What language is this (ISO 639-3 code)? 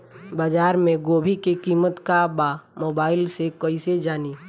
bho